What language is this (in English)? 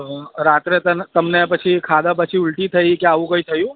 Gujarati